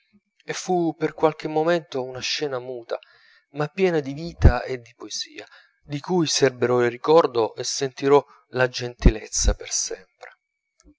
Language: Italian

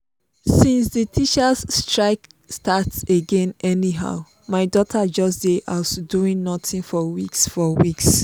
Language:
Nigerian Pidgin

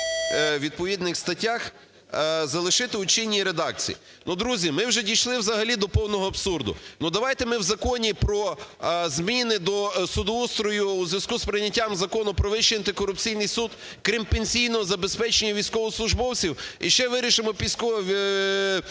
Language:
Ukrainian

